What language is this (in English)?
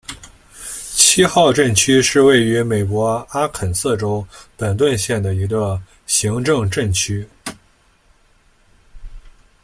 Chinese